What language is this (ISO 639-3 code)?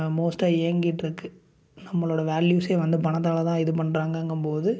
tam